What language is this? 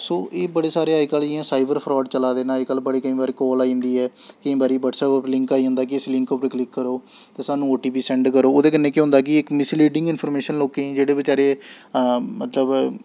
Dogri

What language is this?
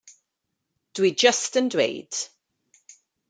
Welsh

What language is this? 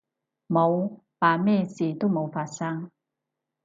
Cantonese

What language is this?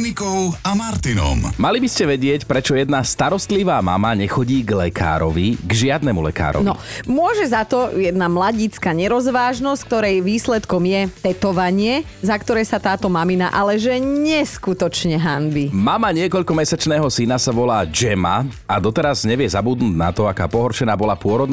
Slovak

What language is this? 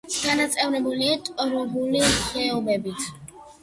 Georgian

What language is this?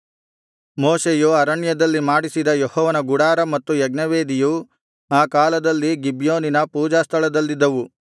Kannada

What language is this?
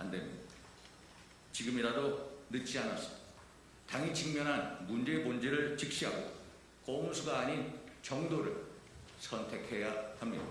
Korean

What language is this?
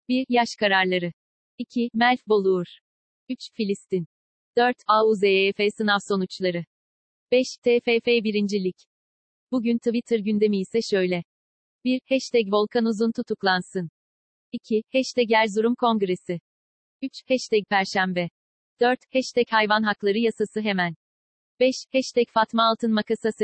Turkish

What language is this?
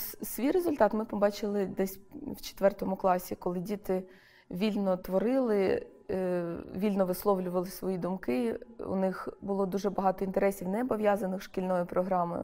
Ukrainian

